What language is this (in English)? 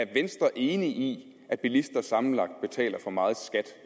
Danish